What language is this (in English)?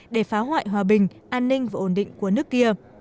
Vietnamese